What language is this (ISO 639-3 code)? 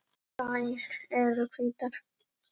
isl